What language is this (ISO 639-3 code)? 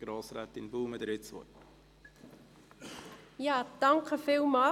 gsw